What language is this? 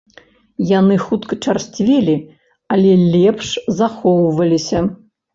Belarusian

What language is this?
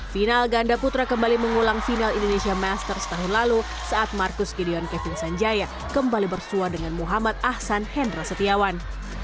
Indonesian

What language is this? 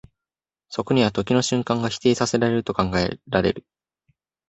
Japanese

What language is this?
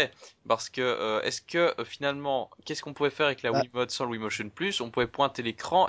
French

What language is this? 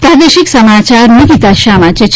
Gujarati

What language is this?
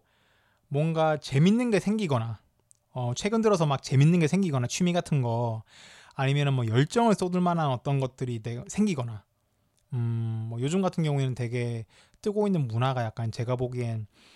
Korean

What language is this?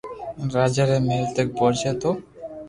Loarki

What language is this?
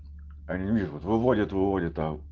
Russian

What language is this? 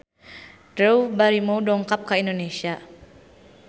Sundanese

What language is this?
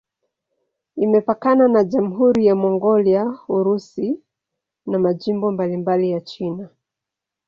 Swahili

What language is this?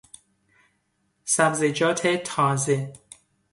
Persian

